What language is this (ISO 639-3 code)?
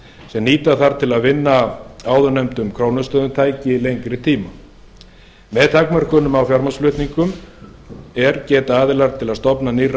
isl